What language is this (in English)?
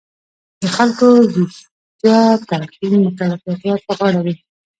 Pashto